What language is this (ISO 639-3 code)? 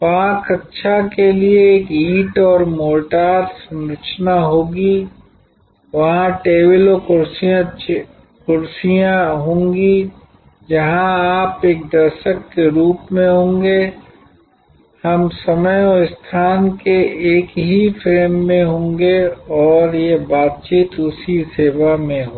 hin